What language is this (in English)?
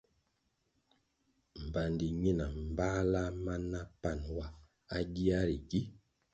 Kwasio